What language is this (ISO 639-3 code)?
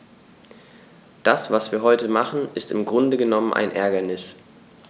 deu